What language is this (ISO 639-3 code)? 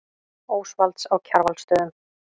isl